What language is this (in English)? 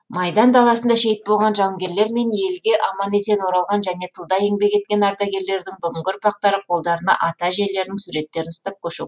Kazakh